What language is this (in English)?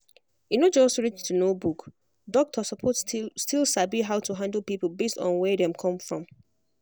Nigerian Pidgin